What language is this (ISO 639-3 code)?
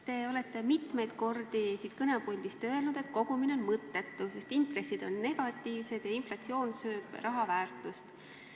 est